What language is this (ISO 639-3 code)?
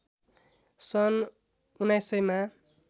nep